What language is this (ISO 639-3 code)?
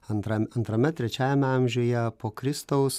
lit